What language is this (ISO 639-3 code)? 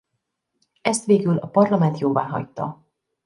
hun